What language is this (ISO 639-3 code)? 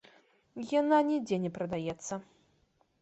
bel